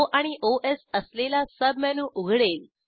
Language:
Marathi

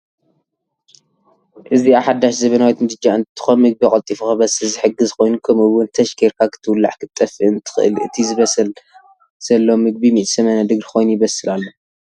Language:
Tigrinya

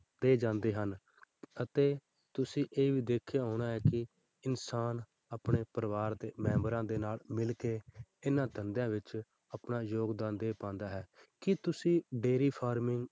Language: Punjabi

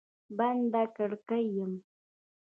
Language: Pashto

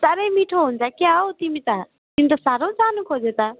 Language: Nepali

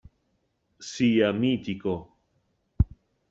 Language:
Italian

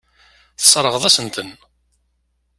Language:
Kabyle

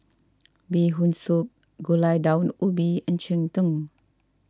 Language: English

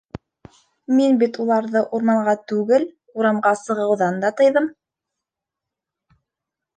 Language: Bashkir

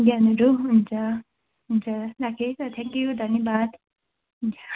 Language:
Nepali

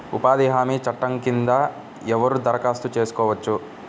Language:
Telugu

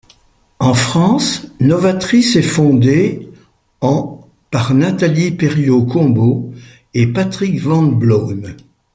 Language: French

